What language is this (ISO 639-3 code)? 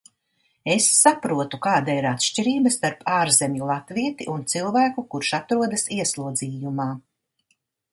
lav